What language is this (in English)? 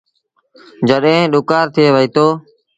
Sindhi Bhil